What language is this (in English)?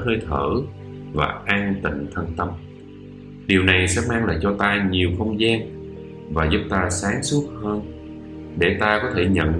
Vietnamese